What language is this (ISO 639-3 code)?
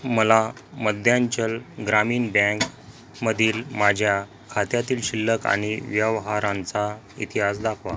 mar